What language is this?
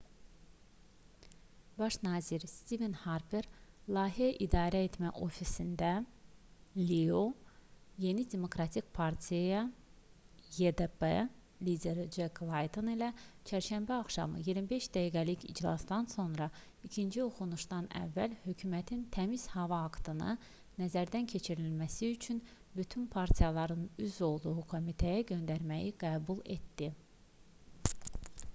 Azerbaijani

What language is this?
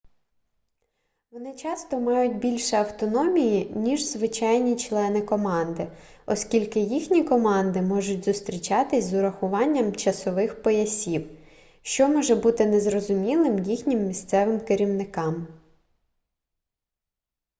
Ukrainian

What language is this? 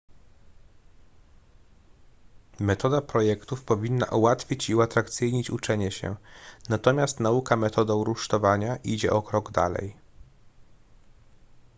Polish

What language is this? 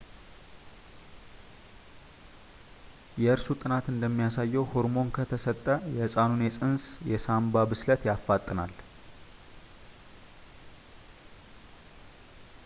Amharic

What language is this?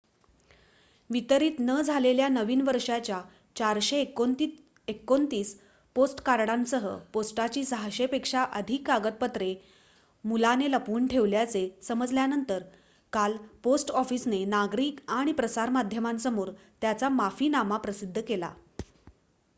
Marathi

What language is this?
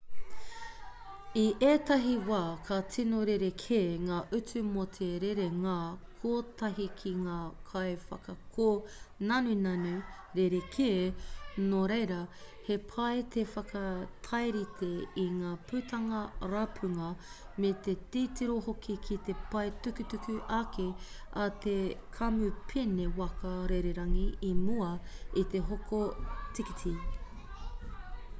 Māori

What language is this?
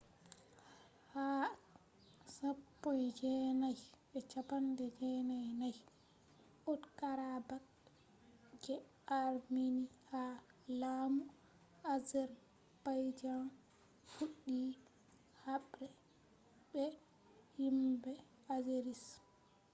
Fula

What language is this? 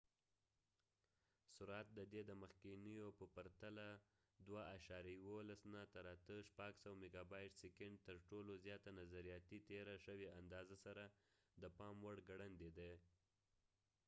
Pashto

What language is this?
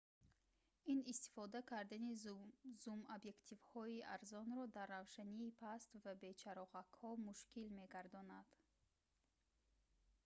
Tajik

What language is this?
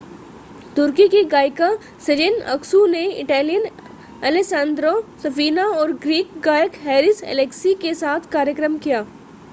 Hindi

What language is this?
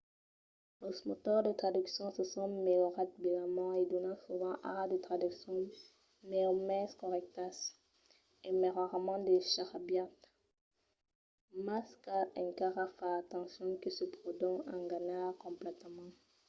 Occitan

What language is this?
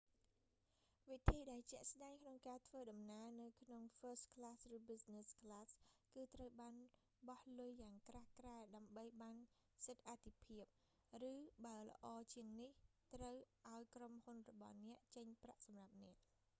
Khmer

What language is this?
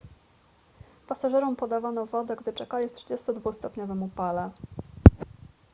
Polish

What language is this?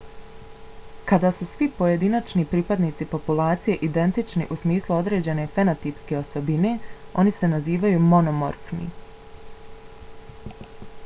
Bosnian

